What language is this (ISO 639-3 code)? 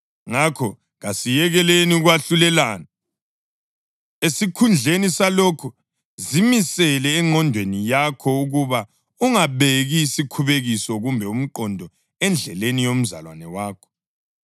nde